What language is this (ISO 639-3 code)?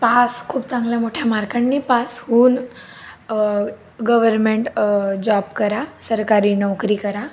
mar